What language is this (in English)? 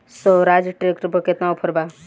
Bhojpuri